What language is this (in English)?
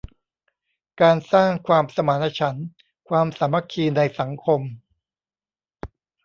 Thai